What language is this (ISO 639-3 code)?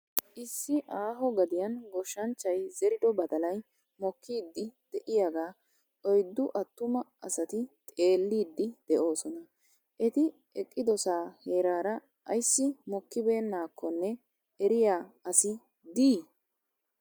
wal